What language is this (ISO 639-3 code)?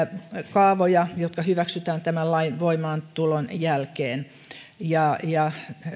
fin